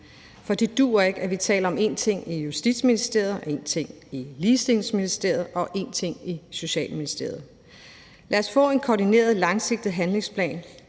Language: Danish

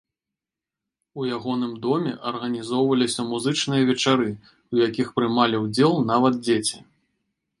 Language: Belarusian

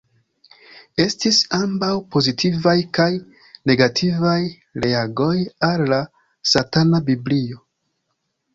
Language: Esperanto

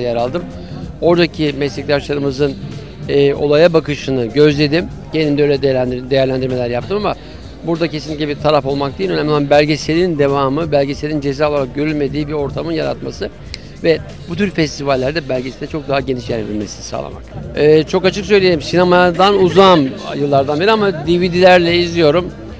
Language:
Turkish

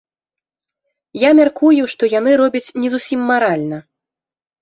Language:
Belarusian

